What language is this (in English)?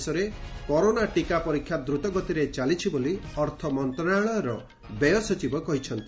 Odia